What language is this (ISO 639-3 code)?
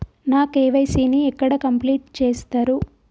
tel